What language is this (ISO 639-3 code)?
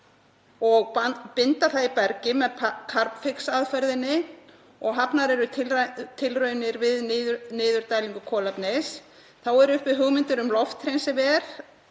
isl